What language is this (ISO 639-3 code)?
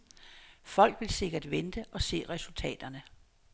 dan